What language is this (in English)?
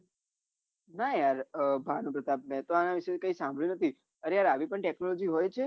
Gujarati